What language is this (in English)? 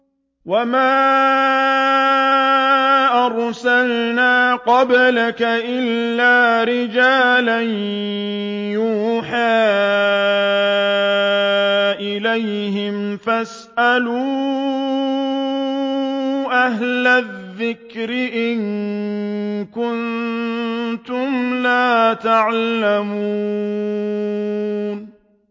Arabic